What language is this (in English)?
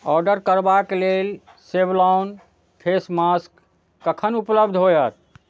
Maithili